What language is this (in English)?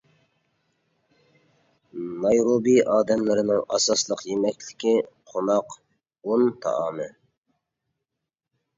Uyghur